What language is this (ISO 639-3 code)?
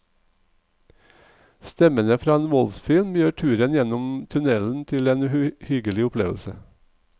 nor